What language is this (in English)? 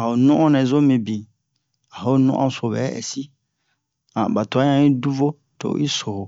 Bomu